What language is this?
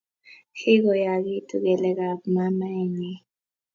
Kalenjin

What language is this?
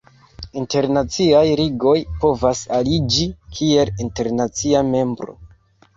Esperanto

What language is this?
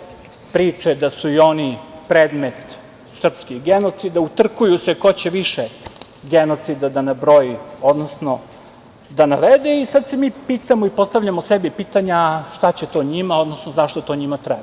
Serbian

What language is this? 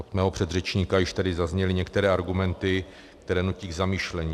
Czech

